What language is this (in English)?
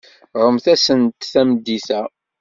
Kabyle